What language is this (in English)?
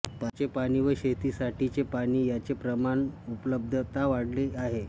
Marathi